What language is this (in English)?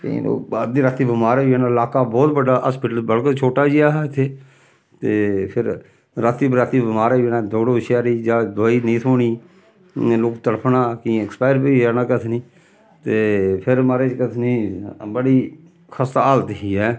Dogri